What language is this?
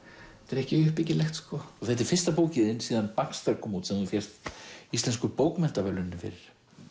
Icelandic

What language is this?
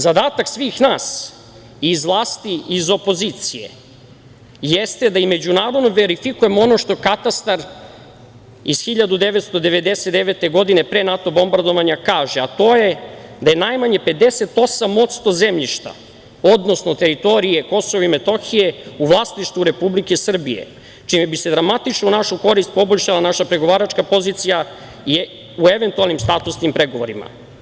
Serbian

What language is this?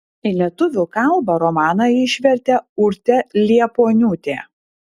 Lithuanian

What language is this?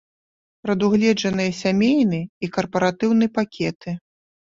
Belarusian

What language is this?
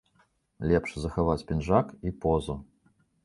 Belarusian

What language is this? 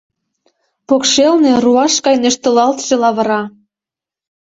Mari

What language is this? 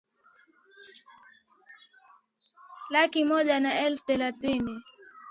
Swahili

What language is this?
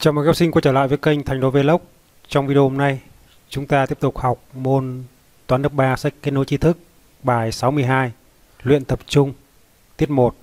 Vietnamese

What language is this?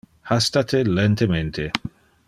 Interlingua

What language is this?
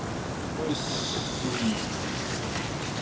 Japanese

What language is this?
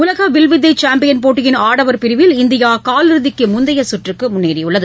Tamil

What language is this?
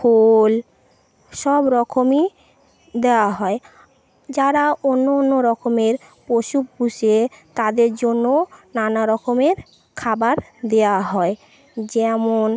Bangla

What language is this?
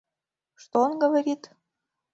Mari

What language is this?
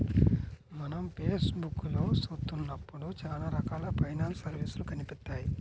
Telugu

